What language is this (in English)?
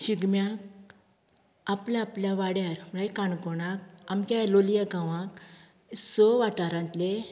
Konkani